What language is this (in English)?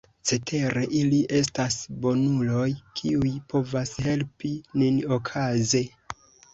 Esperanto